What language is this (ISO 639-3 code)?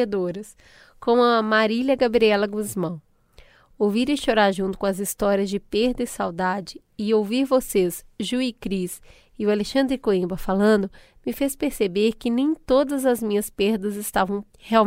por